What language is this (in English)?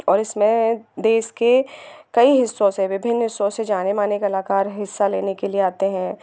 Hindi